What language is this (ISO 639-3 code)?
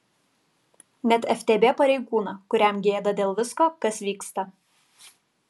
lit